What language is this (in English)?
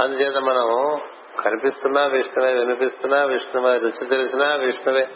Telugu